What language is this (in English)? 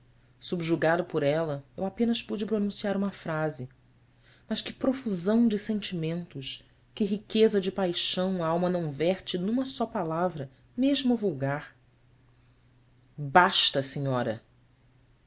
Portuguese